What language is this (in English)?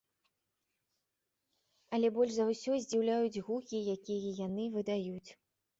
Belarusian